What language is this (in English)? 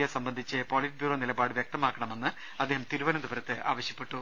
Malayalam